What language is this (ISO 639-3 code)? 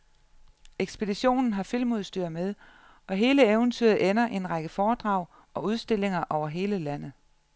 dan